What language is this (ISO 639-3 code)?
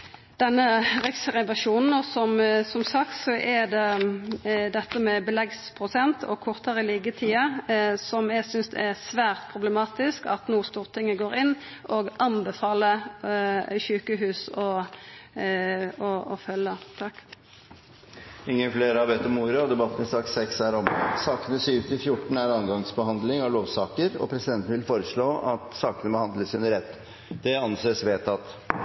nor